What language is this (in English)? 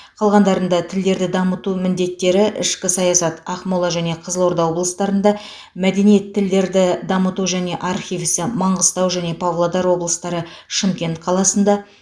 Kazakh